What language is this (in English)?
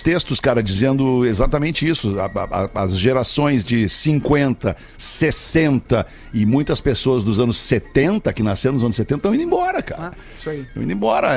Portuguese